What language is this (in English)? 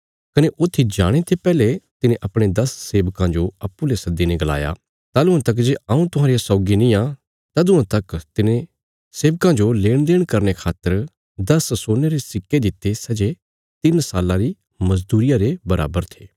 Bilaspuri